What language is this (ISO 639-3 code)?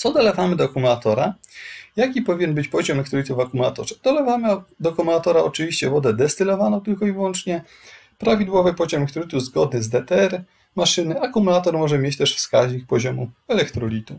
pol